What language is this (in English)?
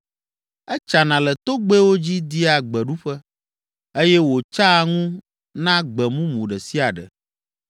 Ewe